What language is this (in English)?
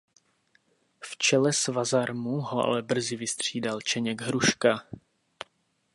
Czech